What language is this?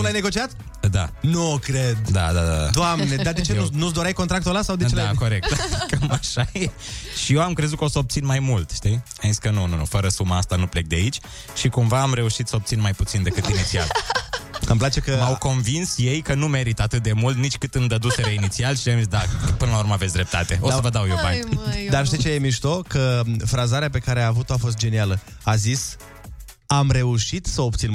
Romanian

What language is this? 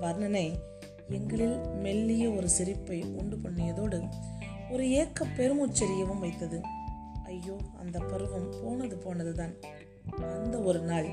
Tamil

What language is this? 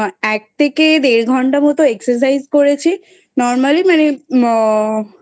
Bangla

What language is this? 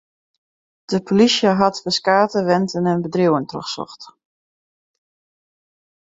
Western Frisian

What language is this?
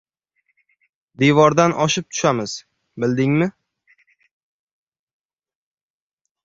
Uzbek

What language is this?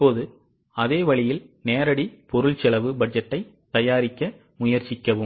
Tamil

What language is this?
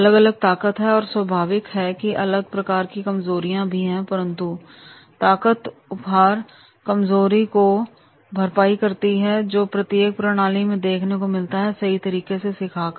Hindi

